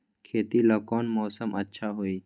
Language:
Magahi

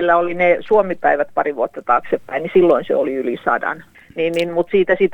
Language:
Finnish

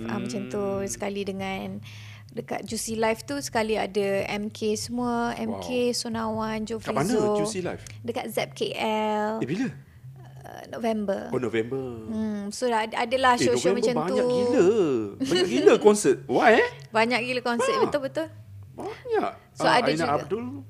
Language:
Malay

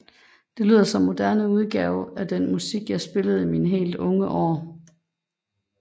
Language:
Danish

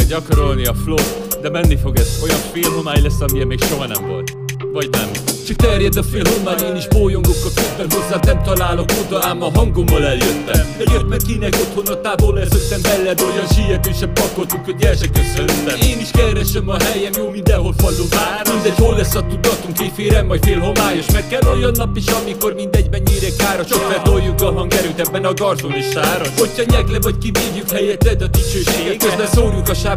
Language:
Hungarian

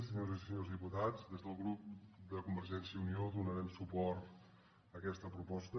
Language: Catalan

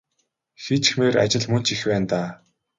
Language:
Mongolian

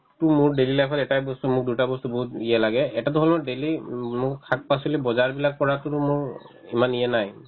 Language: Assamese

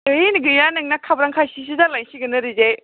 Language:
Bodo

